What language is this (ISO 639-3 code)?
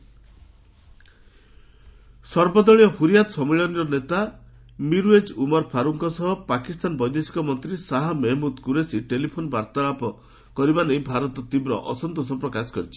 ori